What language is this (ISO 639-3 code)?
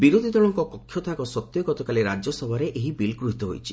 ori